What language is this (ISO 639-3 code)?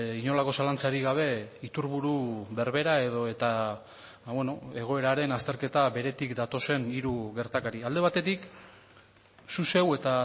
eus